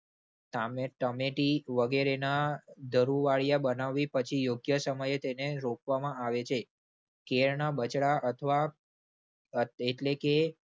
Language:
Gujarati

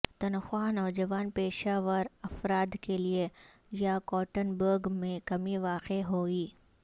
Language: Urdu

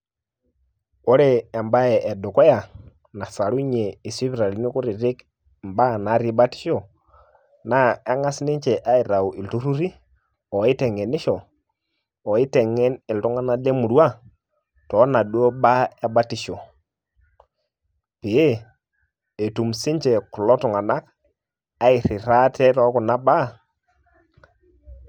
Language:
Masai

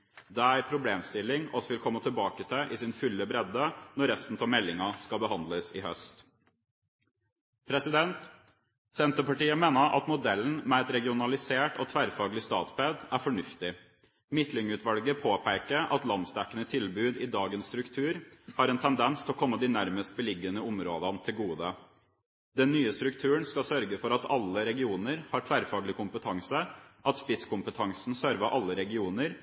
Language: Norwegian Bokmål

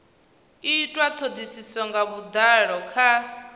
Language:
Venda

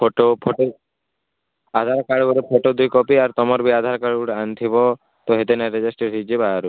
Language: Odia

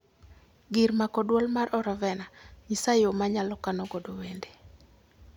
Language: Luo (Kenya and Tanzania)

